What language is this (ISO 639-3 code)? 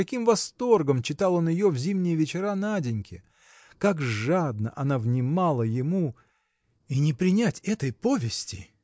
rus